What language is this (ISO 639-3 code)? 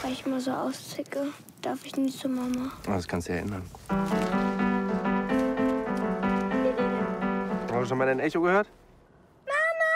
deu